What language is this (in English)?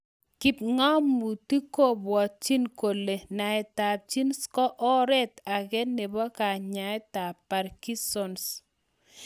Kalenjin